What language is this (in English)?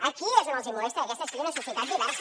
Catalan